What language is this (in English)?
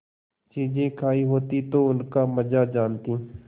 Hindi